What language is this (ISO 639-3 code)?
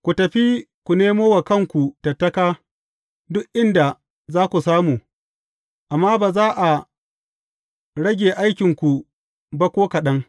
hau